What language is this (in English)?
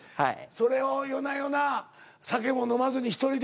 Japanese